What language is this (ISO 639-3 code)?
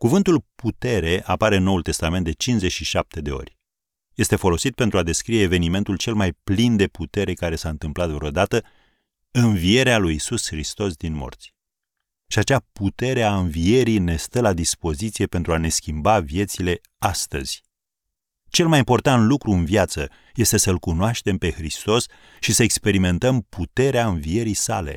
ron